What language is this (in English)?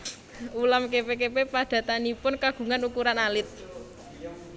Javanese